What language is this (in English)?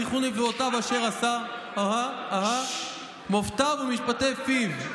Hebrew